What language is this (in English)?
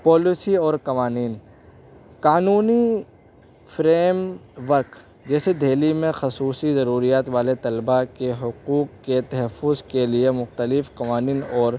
Urdu